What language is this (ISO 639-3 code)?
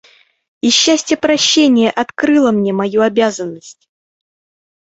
rus